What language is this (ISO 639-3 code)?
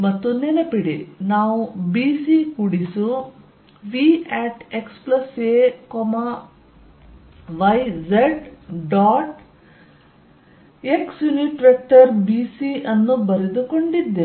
kan